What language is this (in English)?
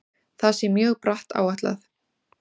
Icelandic